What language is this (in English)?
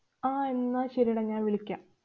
Malayalam